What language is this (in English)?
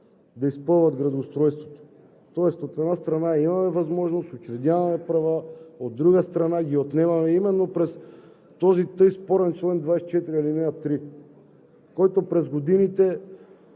Bulgarian